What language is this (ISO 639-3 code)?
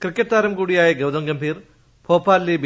mal